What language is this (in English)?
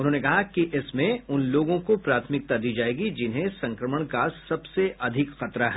Hindi